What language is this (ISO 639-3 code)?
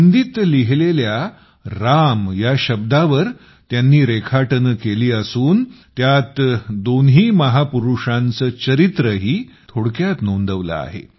mar